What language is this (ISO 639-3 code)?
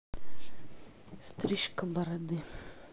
rus